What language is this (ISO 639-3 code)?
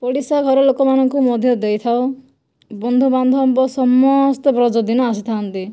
ori